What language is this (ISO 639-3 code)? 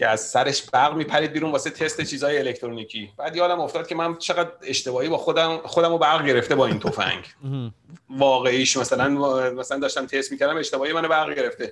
fas